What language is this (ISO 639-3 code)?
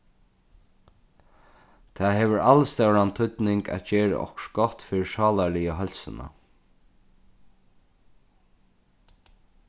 fao